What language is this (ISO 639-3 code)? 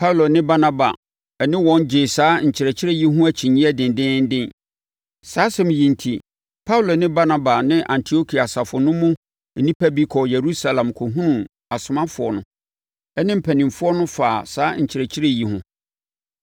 aka